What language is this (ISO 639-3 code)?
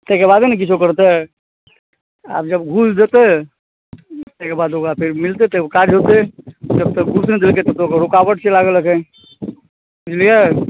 mai